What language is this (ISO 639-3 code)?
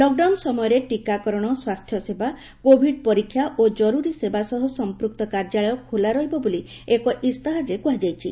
ori